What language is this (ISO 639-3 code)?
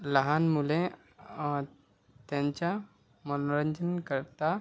mar